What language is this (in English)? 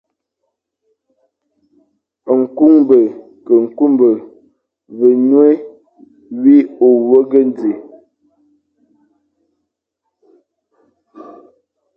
Fang